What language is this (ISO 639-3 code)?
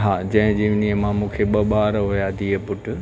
snd